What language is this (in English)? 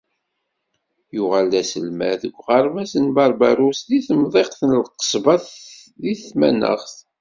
Kabyle